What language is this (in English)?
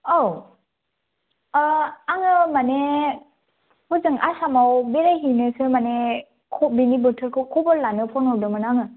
Bodo